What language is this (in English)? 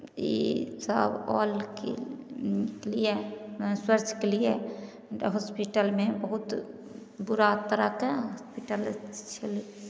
Maithili